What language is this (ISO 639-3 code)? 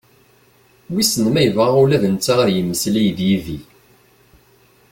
kab